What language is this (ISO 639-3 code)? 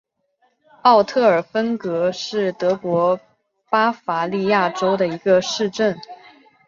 zho